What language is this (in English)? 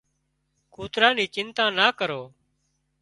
Wadiyara Koli